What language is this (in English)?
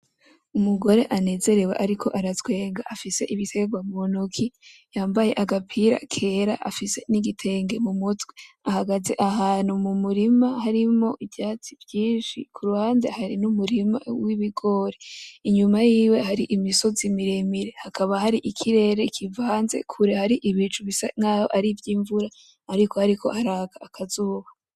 Rundi